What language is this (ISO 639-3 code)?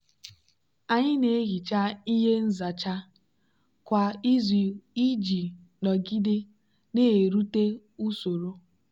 ibo